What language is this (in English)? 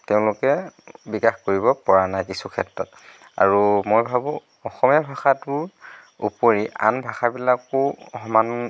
Assamese